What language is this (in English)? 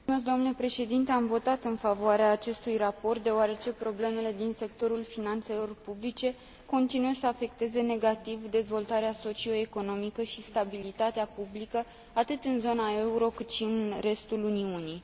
Romanian